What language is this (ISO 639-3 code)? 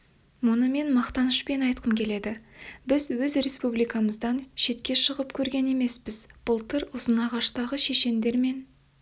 kaz